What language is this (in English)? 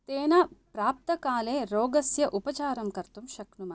Sanskrit